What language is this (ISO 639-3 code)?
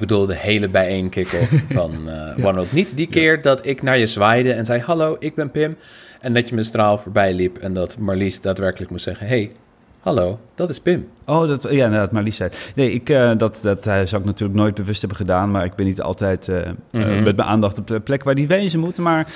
nld